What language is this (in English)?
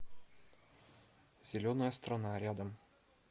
Russian